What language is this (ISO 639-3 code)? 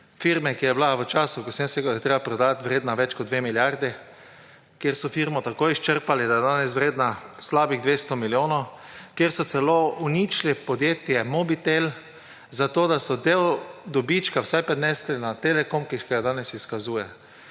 slv